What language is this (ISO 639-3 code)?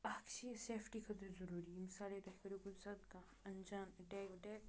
kas